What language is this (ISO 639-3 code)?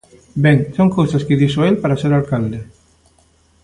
glg